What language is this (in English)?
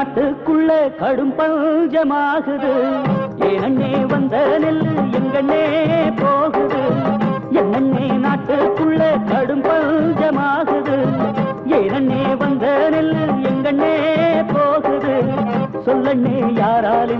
Tamil